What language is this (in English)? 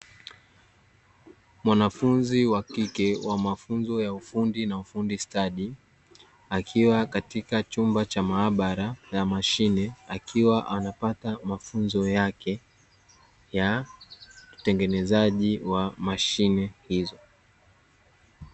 Swahili